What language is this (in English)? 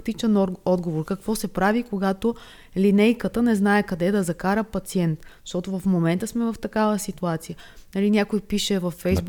Bulgarian